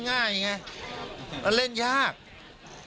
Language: Thai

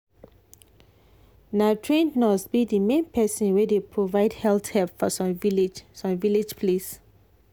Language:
Nigerian Pidgin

